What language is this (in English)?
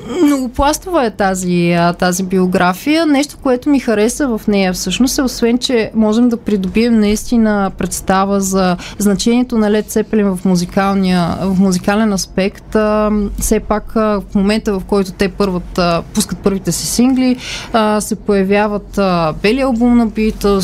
Bulgarian